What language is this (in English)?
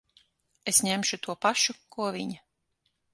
Latvian